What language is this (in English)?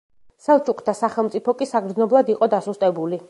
Georgian